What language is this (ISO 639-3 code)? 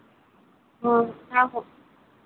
sat